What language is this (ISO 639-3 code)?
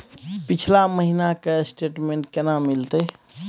mai